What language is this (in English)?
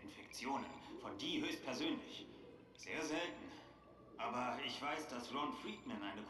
German